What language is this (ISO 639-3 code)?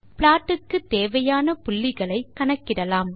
tam